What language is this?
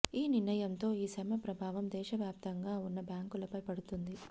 Telugu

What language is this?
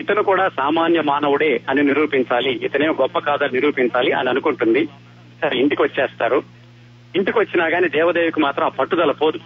Telugu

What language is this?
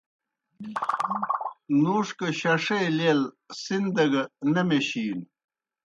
Kohistani Shina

